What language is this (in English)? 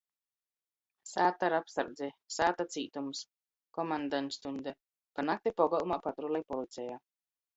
Latgalian